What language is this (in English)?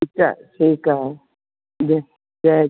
Sindhi